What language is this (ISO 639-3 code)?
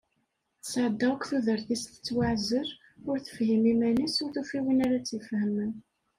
kab